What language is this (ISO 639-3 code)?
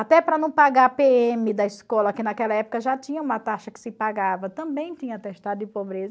por